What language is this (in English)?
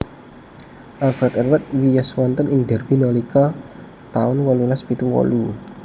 Javanese